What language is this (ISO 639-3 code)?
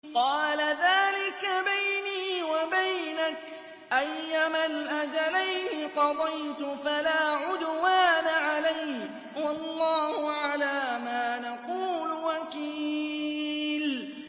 ara